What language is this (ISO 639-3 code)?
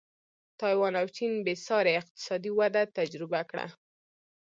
pus